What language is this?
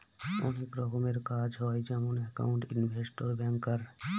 Bangla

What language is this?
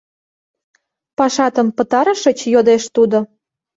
Mari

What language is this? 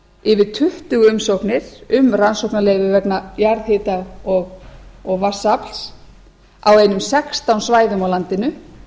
Icelandic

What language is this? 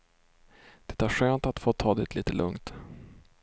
Swedish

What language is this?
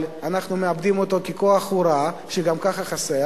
Hebrew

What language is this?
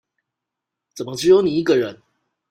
Chinese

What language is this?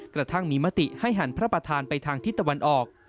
Thai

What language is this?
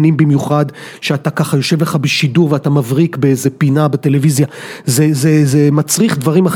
Hebrew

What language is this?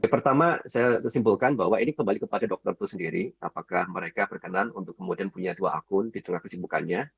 Indonesian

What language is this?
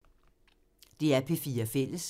Danish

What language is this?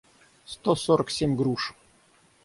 Russian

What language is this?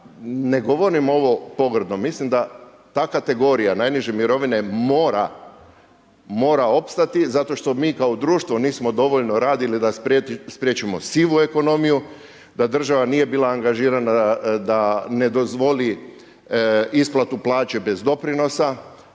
Croatian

